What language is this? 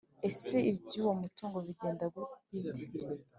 Kinyarwanda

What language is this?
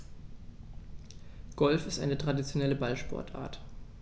German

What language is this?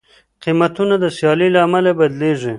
Pashto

